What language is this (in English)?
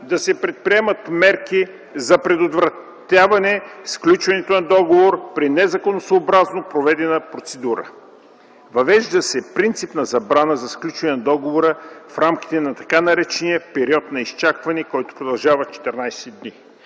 Bulgarian